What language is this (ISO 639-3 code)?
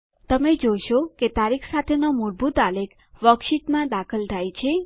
guj